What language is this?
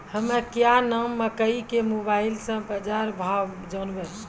Maithili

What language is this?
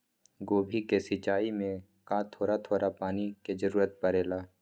Magahi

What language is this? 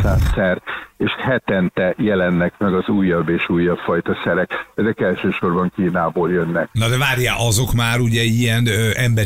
Hungarian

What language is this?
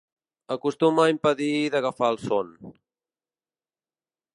Catalan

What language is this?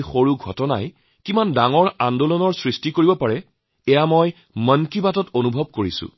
Assamese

